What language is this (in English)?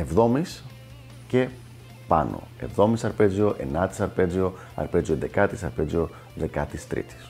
Greek